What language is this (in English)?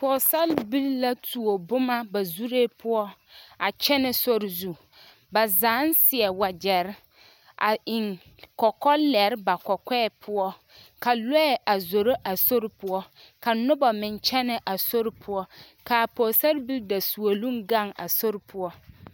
Southern Dagaare